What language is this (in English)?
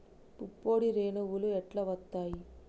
Telugu